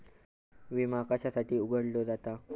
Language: Marathi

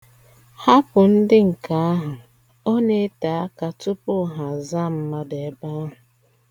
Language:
Igbo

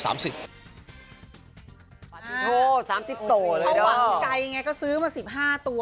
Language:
Thai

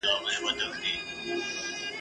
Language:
Pashto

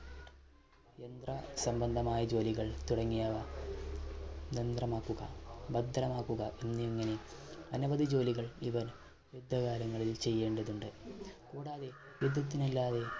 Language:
Malayalam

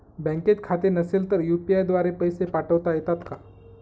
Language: Marathi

